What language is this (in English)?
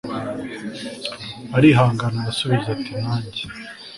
Kinyarwanda